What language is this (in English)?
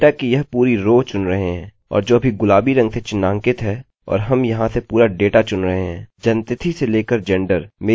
Hindi